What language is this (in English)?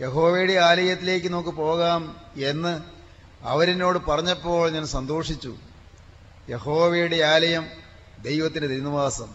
Malayalam